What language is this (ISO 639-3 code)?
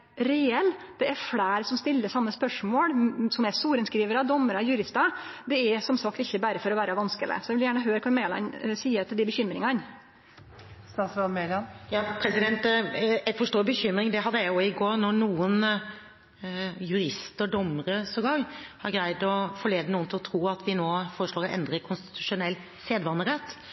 nor